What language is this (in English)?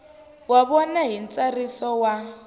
Tsonga